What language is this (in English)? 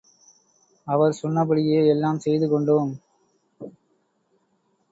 Tamil